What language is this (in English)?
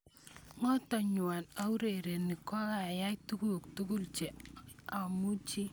Kalenjin